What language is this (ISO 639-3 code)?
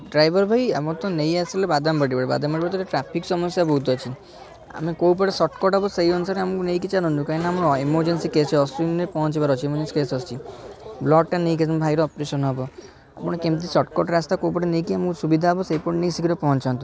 ori